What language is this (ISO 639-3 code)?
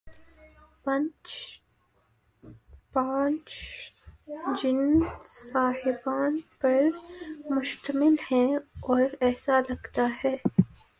urd